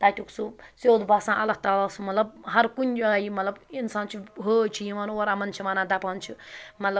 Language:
Kashmiri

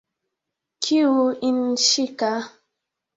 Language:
Swahili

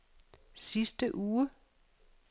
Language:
Danish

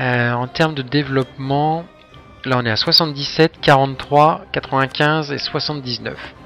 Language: French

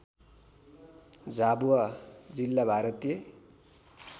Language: Nepali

